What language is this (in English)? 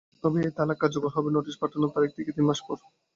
Bangla